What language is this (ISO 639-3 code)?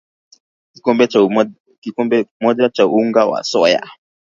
swa